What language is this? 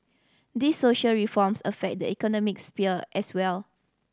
English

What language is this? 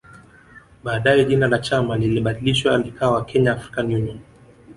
Swahili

